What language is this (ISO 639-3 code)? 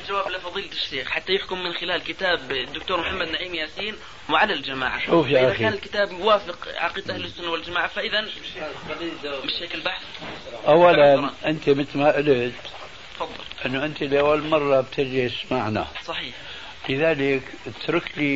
ara